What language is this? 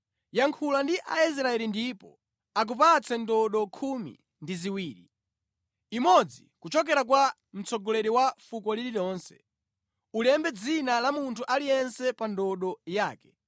Nyanja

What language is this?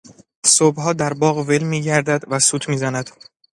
Persian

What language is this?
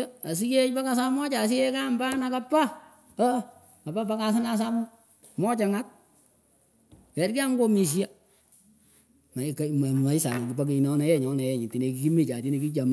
Pökoot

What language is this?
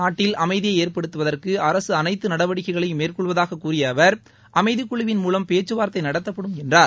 Tamil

